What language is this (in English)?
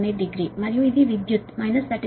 Telugu